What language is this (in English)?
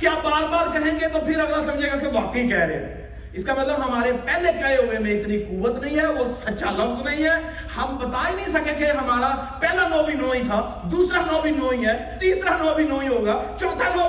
Urdu